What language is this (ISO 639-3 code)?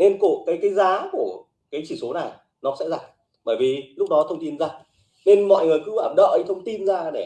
vie